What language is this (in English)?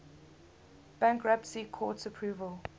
English